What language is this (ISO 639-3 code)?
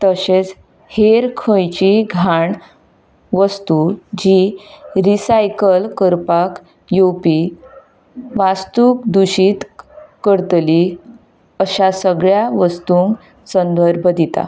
kok